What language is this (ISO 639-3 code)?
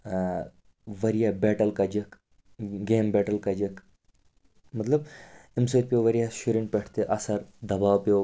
kas